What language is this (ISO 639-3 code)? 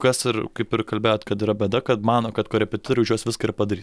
lit